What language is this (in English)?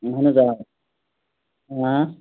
Kashmiri